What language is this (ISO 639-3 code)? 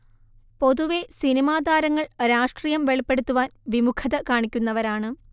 mal